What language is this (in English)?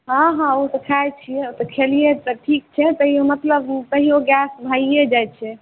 Maithili